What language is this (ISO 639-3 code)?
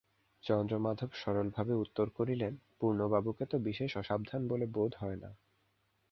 ben